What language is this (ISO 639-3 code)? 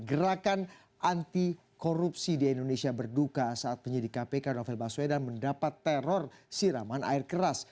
ind